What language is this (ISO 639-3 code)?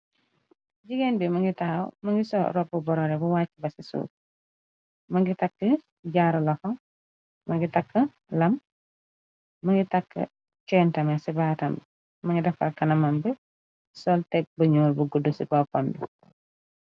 wol